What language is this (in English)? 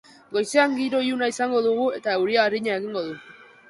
Basque